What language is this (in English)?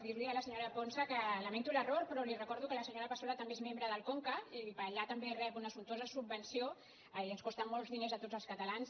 Catalan